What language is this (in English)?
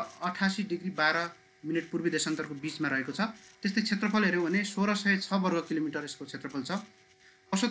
Hindi